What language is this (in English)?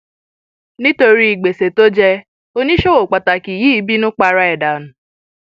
Yoruba